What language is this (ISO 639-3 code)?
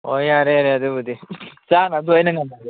mni